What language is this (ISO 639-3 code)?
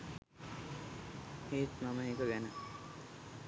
sin